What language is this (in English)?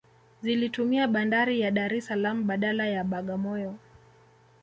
Swahili